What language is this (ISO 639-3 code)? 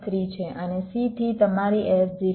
guj